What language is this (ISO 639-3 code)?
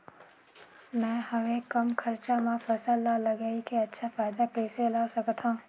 hne